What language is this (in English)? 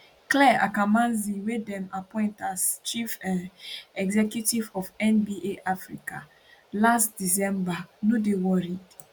Nigerian Pidgin